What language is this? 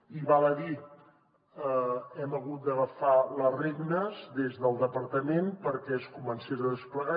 Catalan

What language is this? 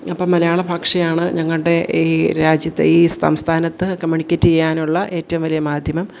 Malayalam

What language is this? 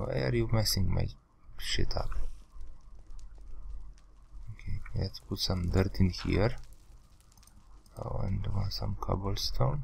English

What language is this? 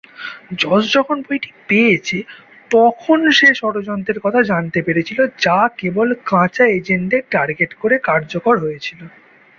Bangla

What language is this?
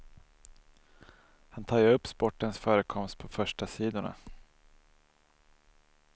Swedish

